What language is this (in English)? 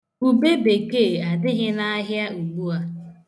Igbo